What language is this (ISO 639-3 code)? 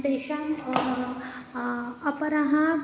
san